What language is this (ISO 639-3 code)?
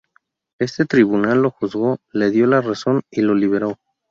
spa